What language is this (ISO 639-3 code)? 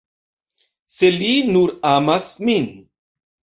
epo